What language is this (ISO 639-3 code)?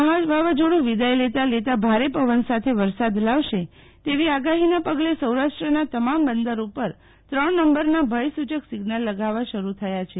guj